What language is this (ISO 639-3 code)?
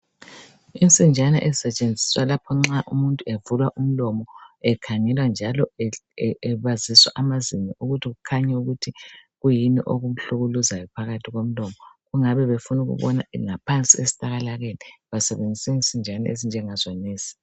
nde